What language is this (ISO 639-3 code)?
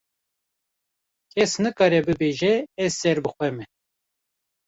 kur